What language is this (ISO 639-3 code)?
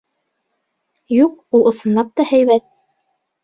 bak